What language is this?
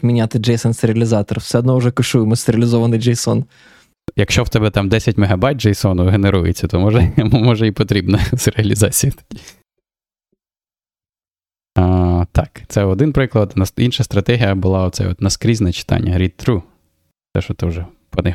Ukrainian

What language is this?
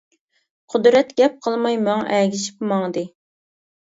Uyghur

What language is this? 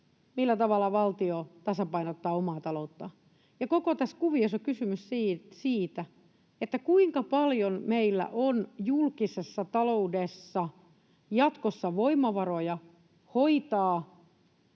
Finnish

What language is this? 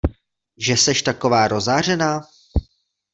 Czech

